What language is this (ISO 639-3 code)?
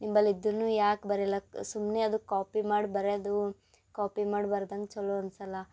kan